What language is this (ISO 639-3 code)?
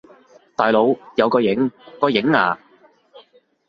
yue